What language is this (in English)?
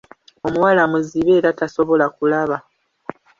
Ganda